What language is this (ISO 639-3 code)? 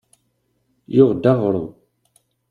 kab